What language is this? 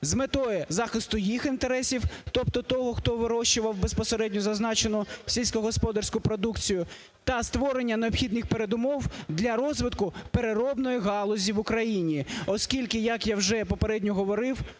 Ukrainian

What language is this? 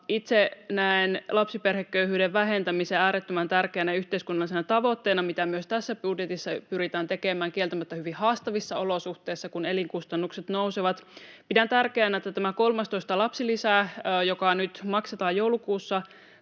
Finnish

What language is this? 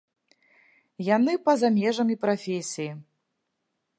Belarusian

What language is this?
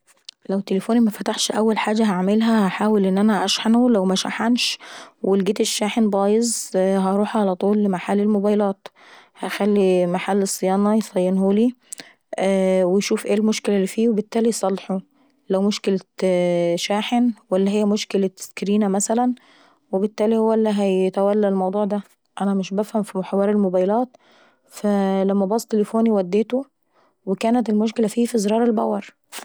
Saidi Arabic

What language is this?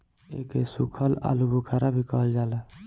Bhojpuri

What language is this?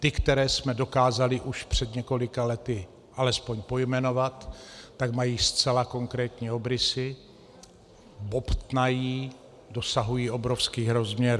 Czech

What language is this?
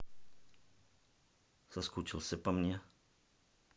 Russian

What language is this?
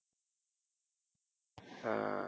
Tamil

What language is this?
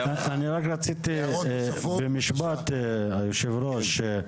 Hebrew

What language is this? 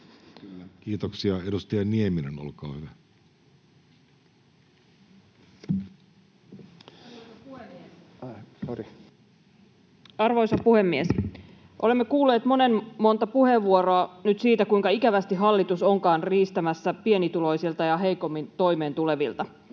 Finnish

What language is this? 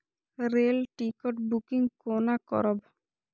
Maithili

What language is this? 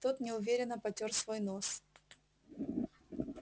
Russian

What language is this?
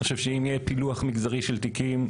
Hebrew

